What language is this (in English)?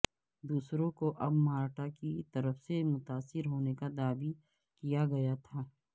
Urdu